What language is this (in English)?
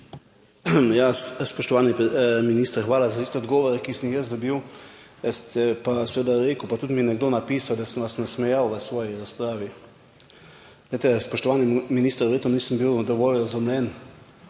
Slovenian